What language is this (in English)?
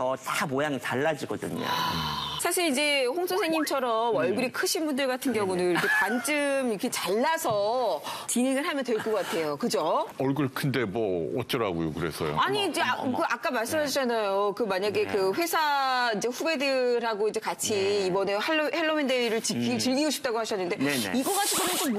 Korean